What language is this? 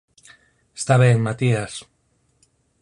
Galician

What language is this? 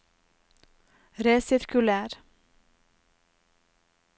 Norwegian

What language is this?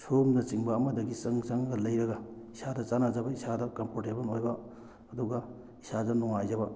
Manipuri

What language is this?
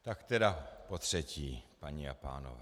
Czech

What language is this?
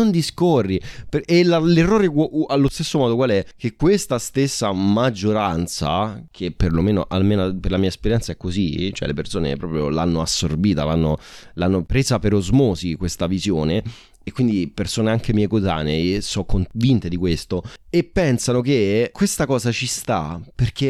Italian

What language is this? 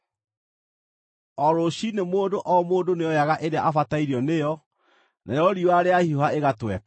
Kikuyu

